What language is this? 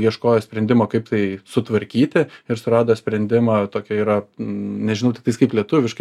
Lithuanian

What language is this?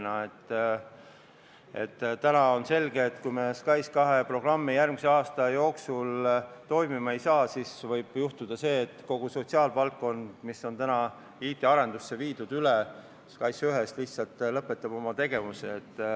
Estonian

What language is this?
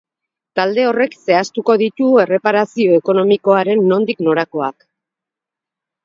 Basque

